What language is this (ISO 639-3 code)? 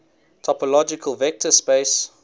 eng